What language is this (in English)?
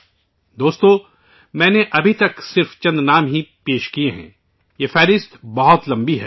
Urdu